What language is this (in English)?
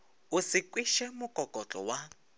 Northern Sotho